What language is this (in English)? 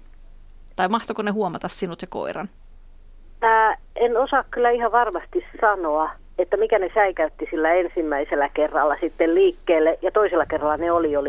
Finnish